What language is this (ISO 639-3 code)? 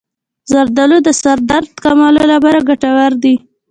pus